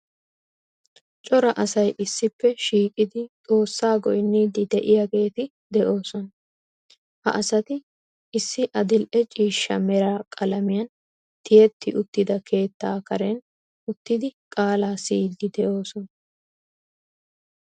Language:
Wolaytta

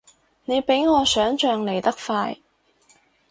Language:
Cantonese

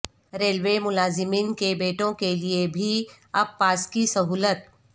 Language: Urdu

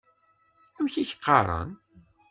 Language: Kabyle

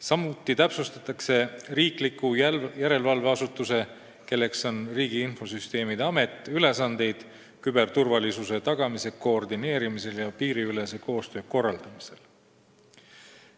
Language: Estonian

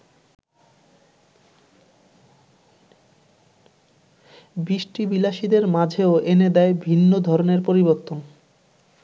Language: Bangla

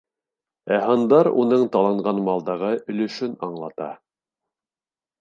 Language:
Bashkir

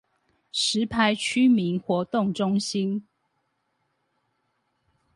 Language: Chinese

